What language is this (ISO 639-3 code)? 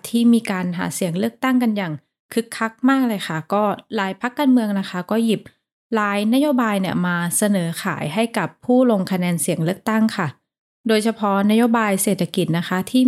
tha